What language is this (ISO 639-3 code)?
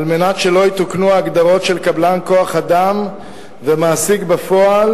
heb